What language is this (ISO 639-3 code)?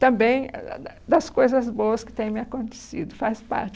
por